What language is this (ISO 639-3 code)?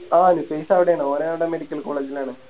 mal